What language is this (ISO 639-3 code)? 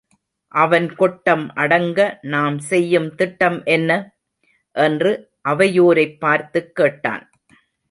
tam